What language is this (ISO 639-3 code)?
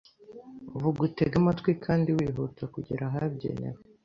kin